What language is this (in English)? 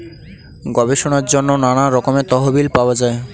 Bangla